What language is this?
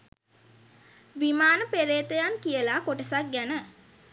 Sinhala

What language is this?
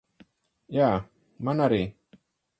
Latvian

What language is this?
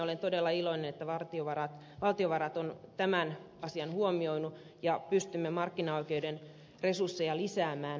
Finnish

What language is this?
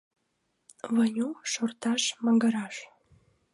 Mari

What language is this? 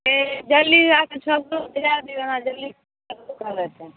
Maithili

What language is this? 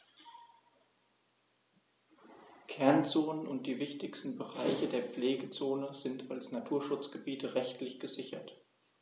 German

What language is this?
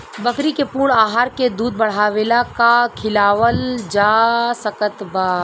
Bhojpuri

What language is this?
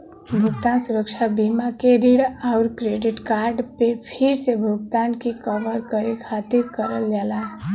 Bhojpuri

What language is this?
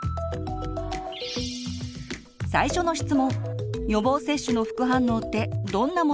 Japanese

